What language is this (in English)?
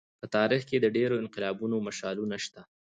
Pashto